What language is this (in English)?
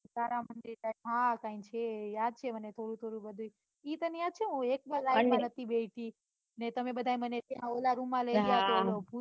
Gujarati